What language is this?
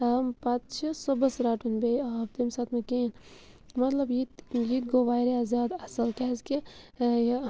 Kashmiri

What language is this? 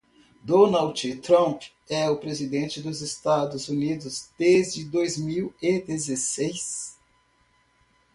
Portuguese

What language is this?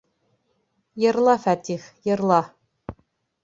Bashkir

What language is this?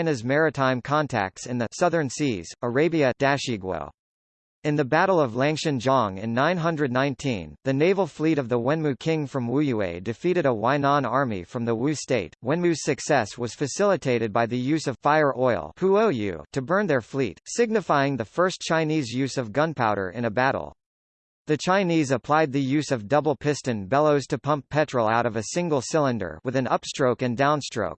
English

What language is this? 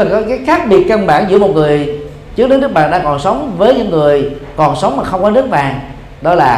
Vietnamese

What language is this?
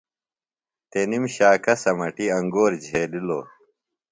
Phalura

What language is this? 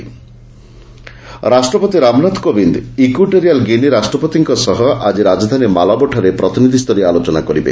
Odia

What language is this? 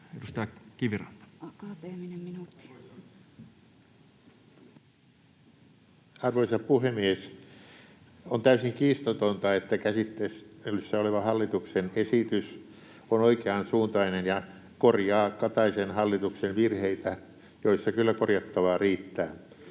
Finnish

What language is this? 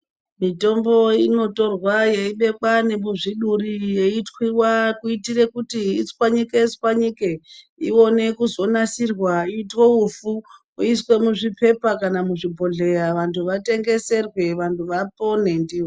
Ndau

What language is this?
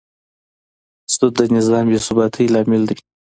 Pashto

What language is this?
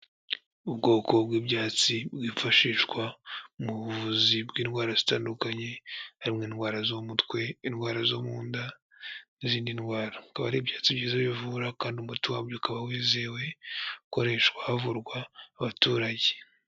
Kinyarwanda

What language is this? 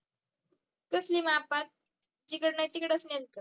Marathi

